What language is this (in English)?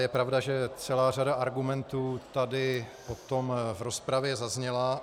Czech